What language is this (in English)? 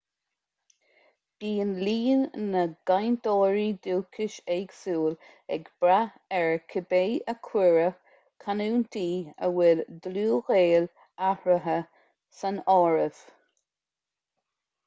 Irish